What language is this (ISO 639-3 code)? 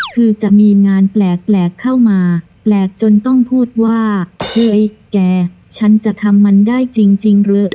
tha